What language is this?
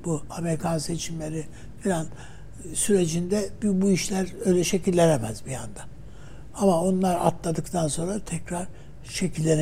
Turkish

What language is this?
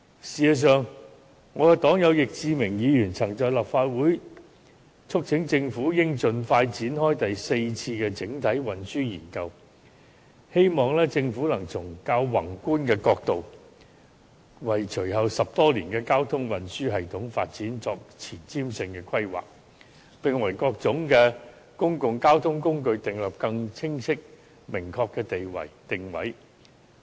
Cantonese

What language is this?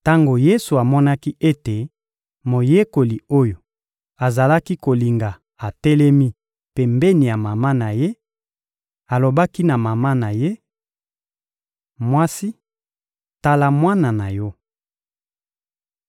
Lingala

